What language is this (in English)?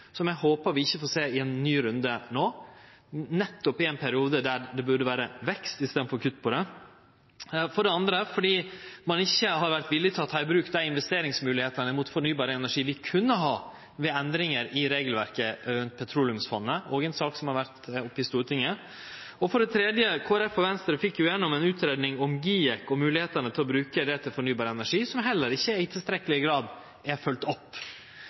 Norwegian Nynorsk